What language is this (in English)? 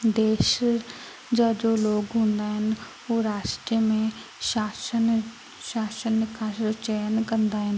Sindhi